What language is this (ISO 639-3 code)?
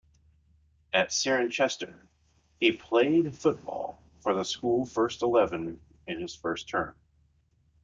eng